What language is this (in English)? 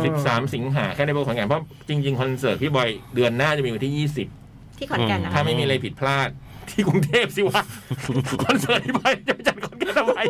Thai